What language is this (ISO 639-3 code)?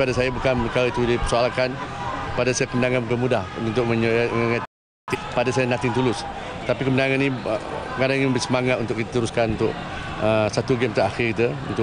msa